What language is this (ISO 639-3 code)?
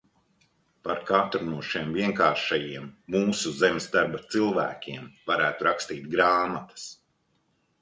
lav